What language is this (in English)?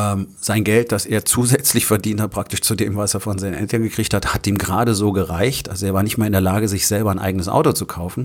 German